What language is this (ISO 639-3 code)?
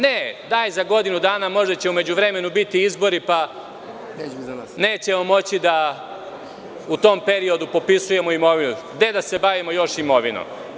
srp